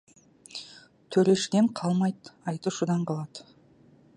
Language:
Kazakh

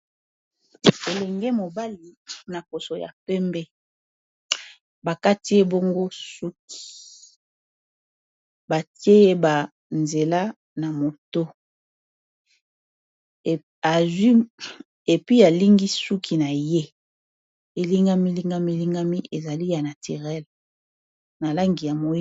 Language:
Lingala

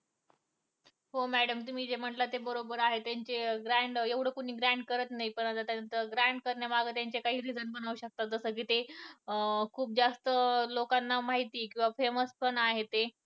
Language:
Marathi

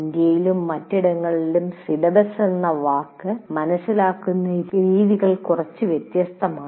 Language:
Malayalam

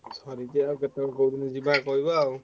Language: Odia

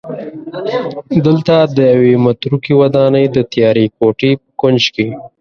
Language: Pashto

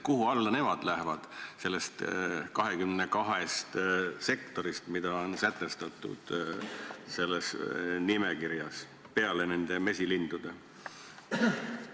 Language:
Estonian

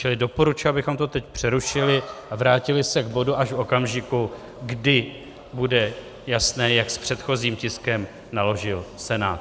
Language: Czech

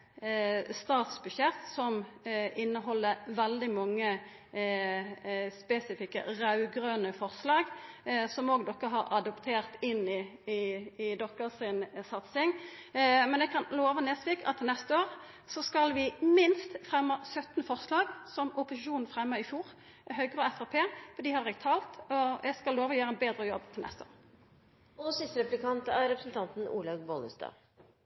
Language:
Norwegian Nynorsk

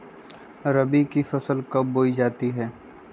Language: Magahi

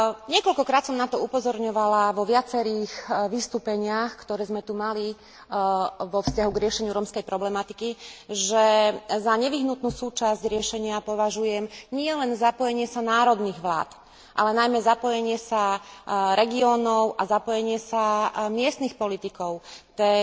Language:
Slovak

